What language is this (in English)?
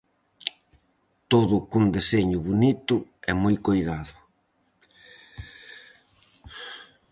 Galician